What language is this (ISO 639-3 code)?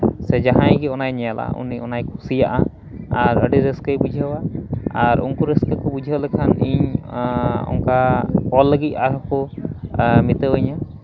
sat